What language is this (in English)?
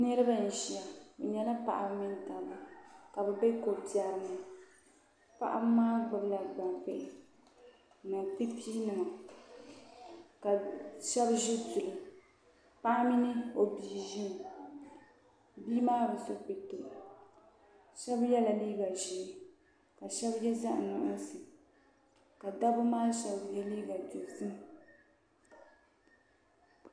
Dagbani